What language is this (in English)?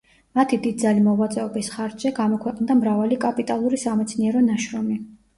Georgian